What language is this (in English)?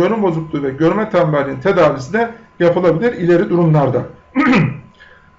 Turkish